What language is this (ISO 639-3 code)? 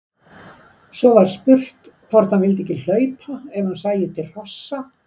isl